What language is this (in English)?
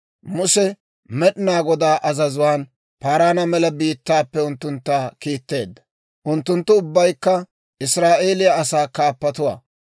Dawro